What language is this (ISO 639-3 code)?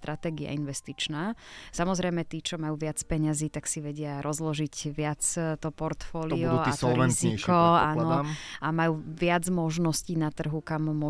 slk